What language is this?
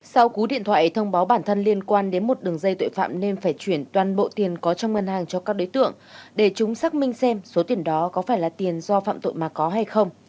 Vietnamese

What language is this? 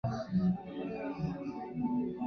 Chinese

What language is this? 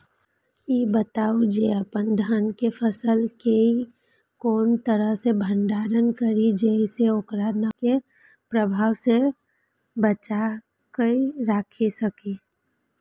Maithili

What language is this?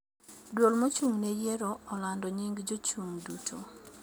Luo (Kenya and Tanzania)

